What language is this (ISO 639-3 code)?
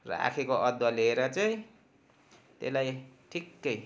nep